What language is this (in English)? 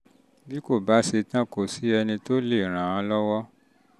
Yoruba